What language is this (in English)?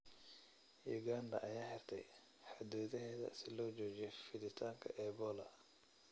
Somali